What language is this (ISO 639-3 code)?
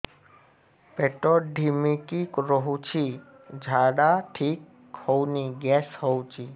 ori